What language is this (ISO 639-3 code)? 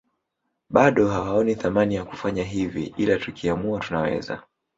swa